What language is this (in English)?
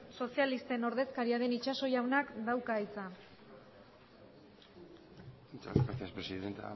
Basque